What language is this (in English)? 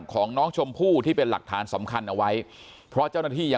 Thai